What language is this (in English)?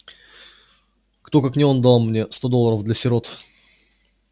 Russian